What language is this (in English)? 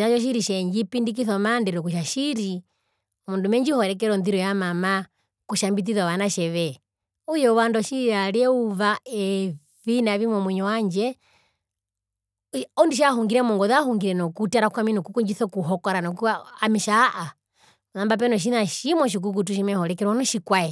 Herero